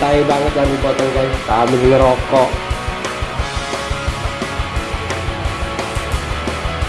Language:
Indonesian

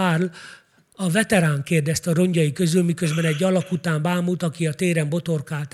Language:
Hungarian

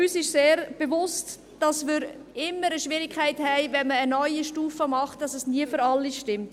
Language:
Swiss German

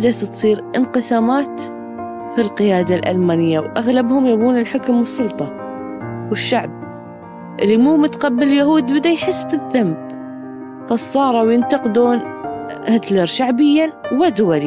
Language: Arabic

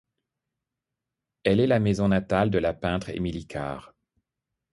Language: French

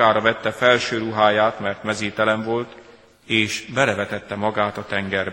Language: Hungarian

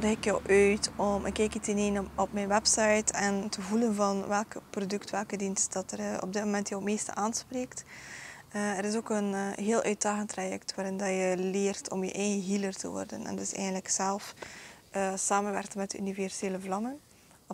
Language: Dutch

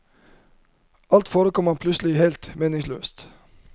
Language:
Norwegian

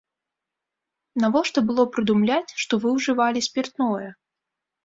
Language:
Belarusian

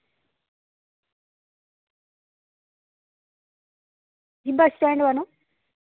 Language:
Dogri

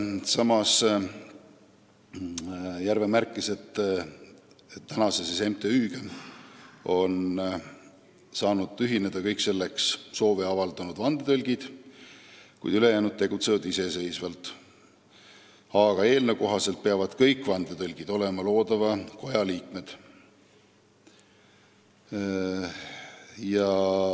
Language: Estonian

